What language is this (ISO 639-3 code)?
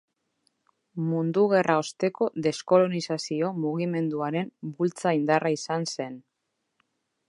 eus